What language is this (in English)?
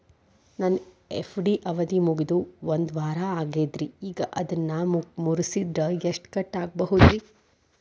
Kannada